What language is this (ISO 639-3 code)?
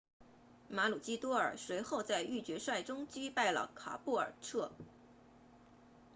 zho